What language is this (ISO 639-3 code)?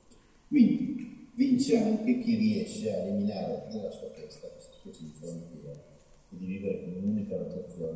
ita